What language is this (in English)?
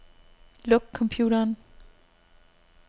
Danish